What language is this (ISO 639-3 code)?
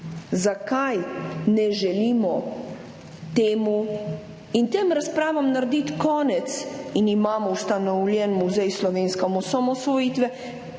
slv